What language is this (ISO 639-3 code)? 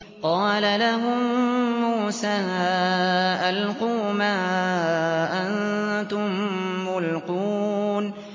ara